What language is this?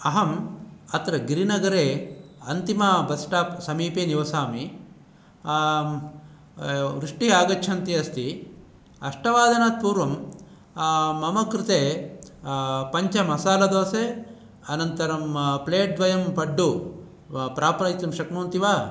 Sanskrit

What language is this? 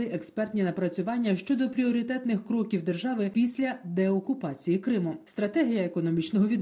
Ukrainian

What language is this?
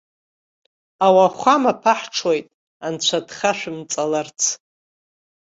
Abkhazian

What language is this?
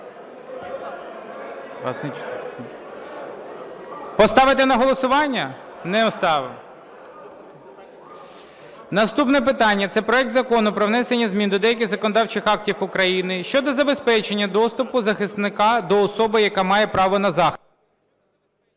Ukrainian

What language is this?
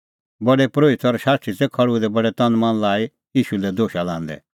Kullu Pahari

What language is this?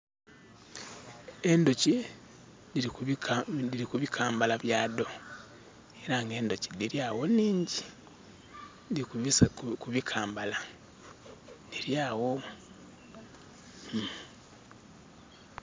Soga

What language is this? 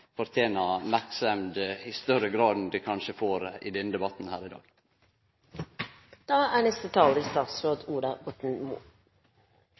Norwegian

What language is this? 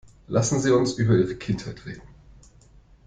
German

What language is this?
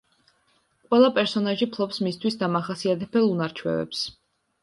Georgian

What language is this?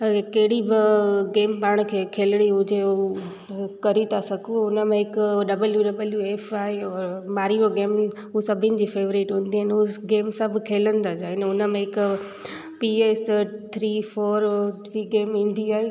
Sindhi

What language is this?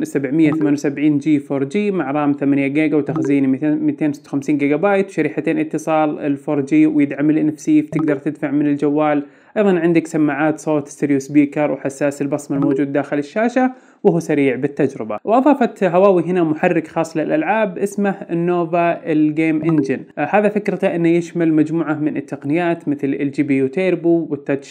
Arabic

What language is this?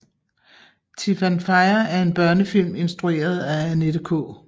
Danish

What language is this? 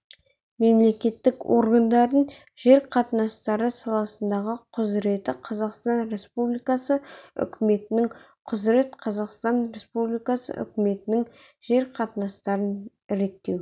Kazakh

